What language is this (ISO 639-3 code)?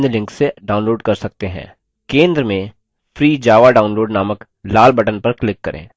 hin